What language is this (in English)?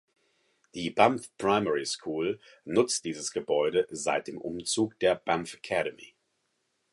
German